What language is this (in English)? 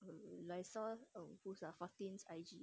English